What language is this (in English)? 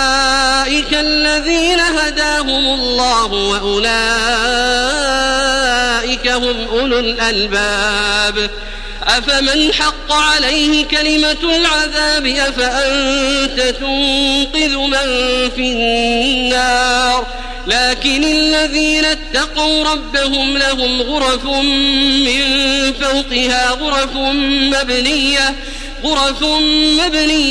Arabic